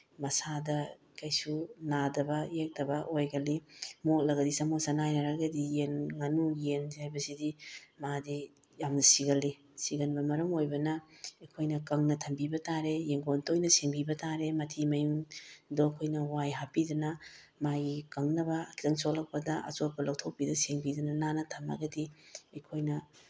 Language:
Manipuri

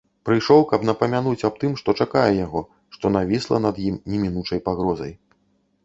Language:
Belarusian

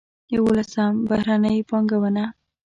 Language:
Pashto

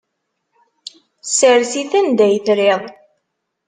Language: Kabyle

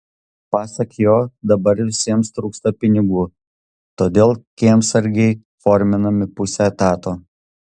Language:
Lithuanian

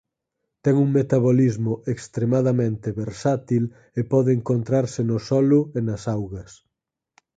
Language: Galician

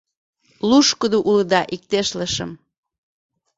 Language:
Mari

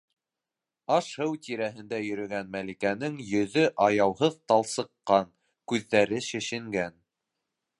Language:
Bashkir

